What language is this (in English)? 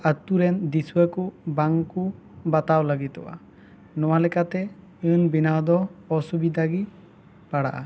Santali